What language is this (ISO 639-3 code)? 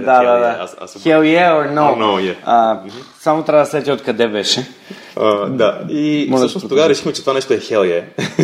bul